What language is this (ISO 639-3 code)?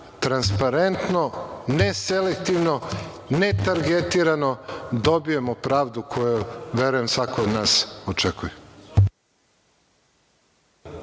srp